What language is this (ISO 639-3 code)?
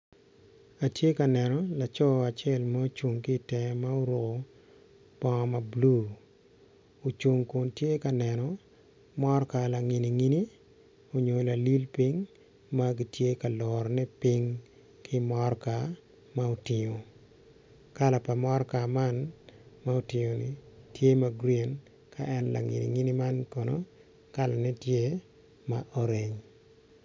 ach